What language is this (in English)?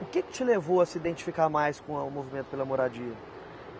Portuguese